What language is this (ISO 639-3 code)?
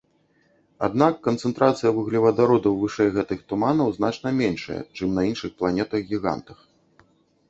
bel